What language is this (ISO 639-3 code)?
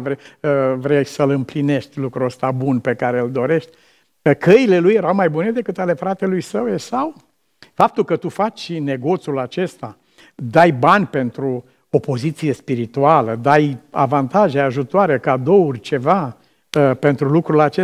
ron